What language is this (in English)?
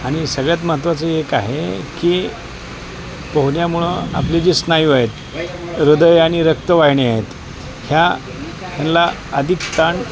Marathi